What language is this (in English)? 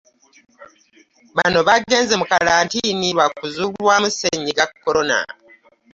Ganda